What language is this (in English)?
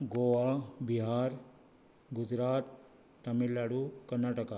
Konkani